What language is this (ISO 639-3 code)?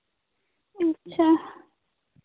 sat